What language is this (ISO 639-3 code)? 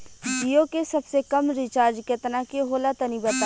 bho